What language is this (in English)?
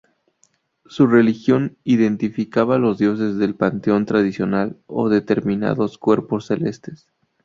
Spanish